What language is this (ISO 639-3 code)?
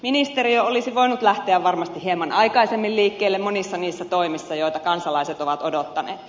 fin